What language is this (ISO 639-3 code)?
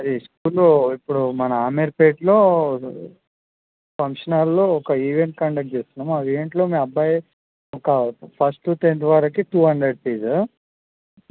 tel